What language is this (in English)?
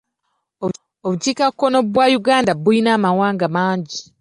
Ganda